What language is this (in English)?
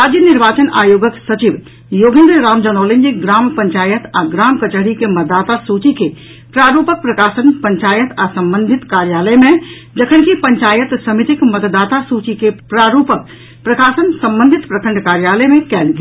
Maithili